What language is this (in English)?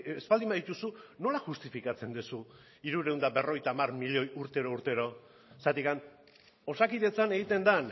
Basque